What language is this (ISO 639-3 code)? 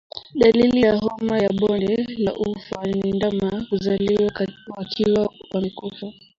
swa